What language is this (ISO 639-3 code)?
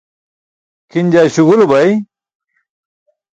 bsk